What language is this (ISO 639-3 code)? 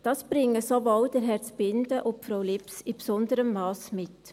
gsw